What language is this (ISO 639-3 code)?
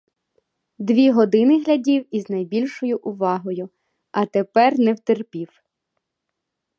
ukr